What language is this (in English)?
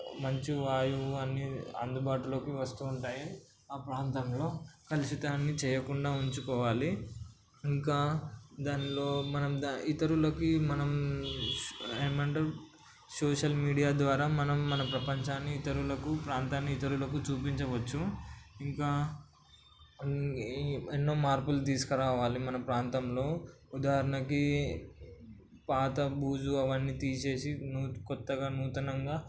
Telugu